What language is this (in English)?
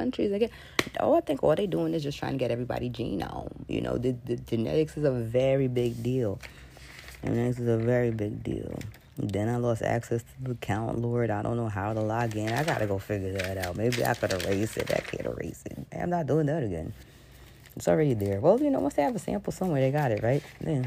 English